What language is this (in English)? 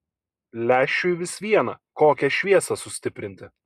Lithuanian